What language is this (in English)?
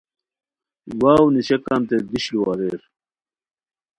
Khowar